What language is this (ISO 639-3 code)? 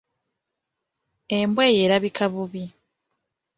lug